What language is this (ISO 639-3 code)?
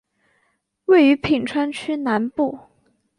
zho